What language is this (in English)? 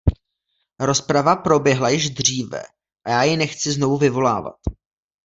Czech